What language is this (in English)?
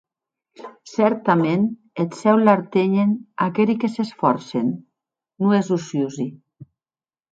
Occitan